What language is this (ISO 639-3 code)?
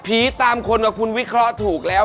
tha